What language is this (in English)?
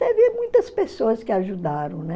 Portuguese